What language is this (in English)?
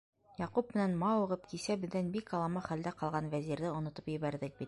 Bashkir